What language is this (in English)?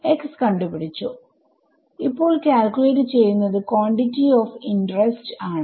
Malayalam